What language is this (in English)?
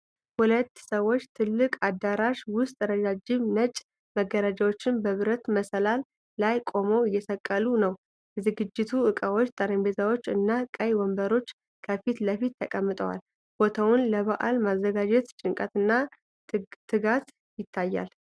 Amharic